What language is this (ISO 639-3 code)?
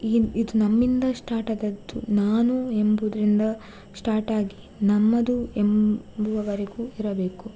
kan